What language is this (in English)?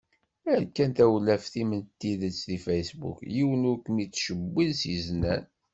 Kabyle